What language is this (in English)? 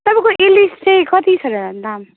Nepali